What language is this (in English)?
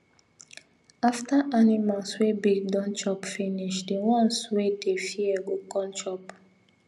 Nigerian Pidgin